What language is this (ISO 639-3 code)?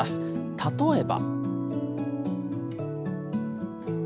jpn